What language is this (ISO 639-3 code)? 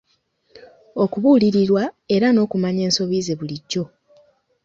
lug